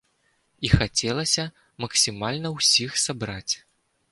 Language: Belarusian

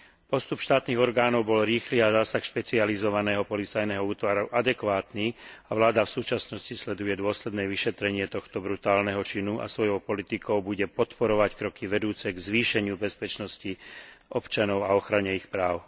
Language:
Slovak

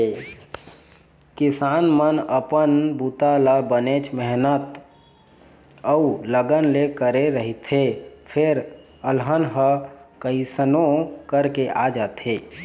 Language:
Chhattisgarhi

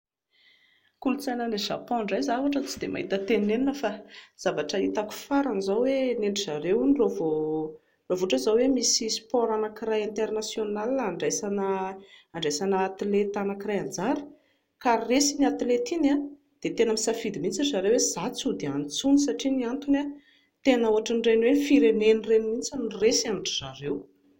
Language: Malagasy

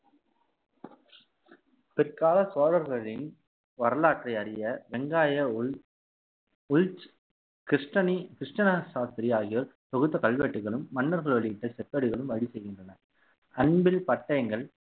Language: Tamil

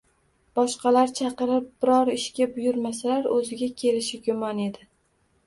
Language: Uzbek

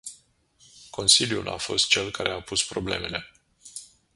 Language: Romanian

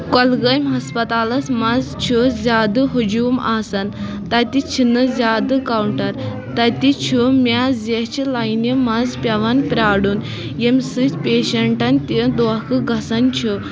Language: Kashmiri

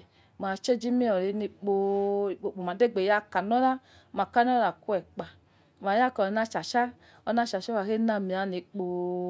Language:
Yekhee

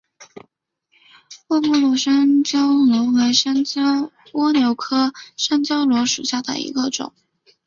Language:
Chinese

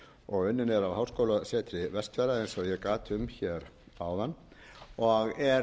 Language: Icelandic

